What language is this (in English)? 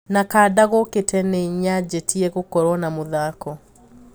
Kikuyu